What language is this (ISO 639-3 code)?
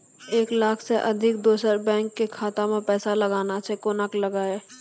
mai